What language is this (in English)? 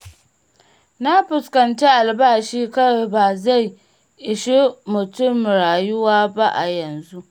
Hausa